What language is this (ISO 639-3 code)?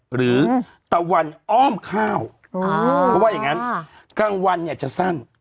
tha